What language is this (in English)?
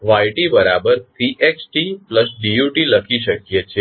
Gujarati